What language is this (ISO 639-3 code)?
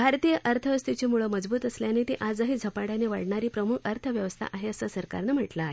mar